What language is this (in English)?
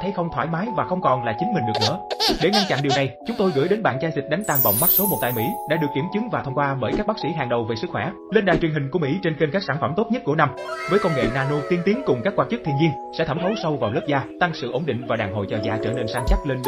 Vietnamese